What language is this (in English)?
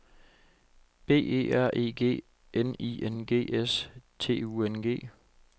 Danish